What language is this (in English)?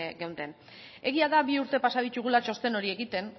Basque